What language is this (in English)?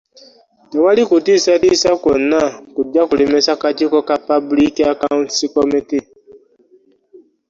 Ganda